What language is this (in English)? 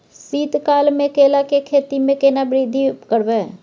Maithili